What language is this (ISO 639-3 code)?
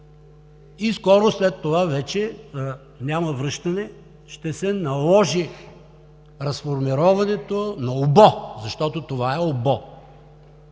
bul